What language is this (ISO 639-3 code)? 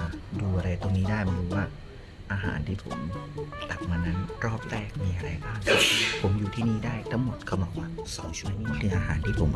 tha